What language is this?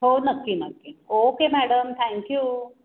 Marathi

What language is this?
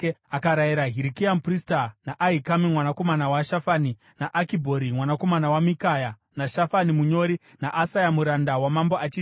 Shona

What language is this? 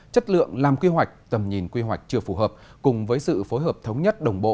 Vietnamese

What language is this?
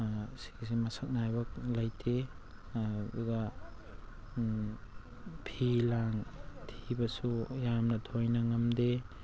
Manipuri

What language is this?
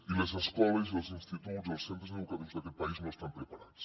Catalan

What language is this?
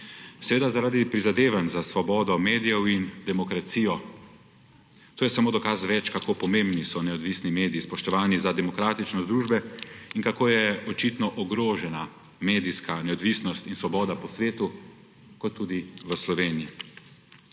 Slovenian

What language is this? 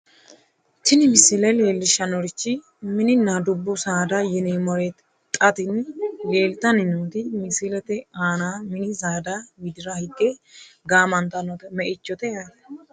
Sidamo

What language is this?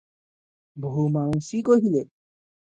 Odia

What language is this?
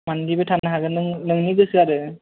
Bodo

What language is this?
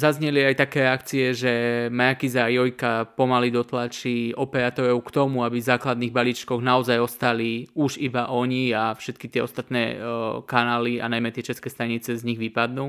Slovak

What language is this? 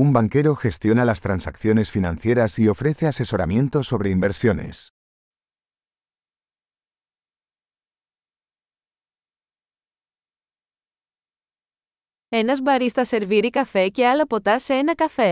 Greek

